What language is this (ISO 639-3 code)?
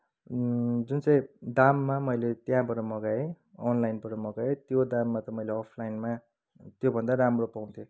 nep